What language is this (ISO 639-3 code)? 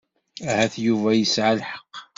kab